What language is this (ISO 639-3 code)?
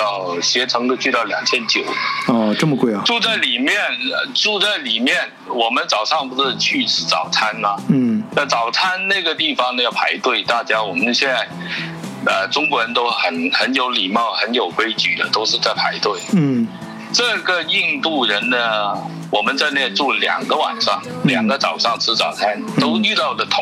zho